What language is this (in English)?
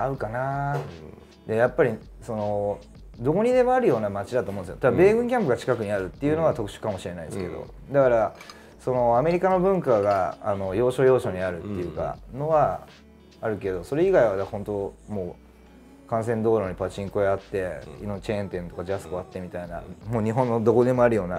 Japanese